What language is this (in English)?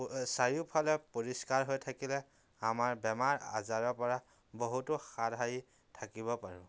Assamese